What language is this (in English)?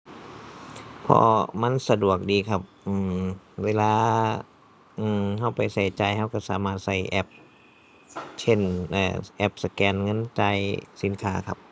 Thai